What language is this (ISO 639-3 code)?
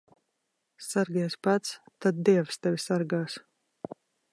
lav